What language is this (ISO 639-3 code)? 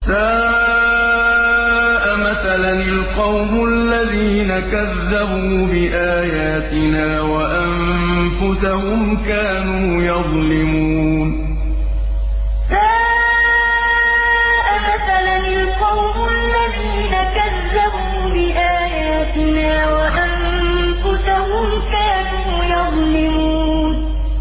ara